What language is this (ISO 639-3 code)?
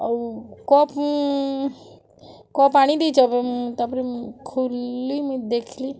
ori